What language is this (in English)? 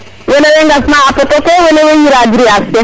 Serer